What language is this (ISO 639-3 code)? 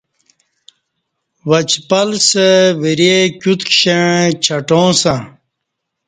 bsh